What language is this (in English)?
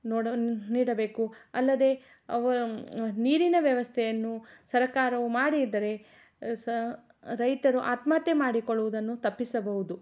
Kannada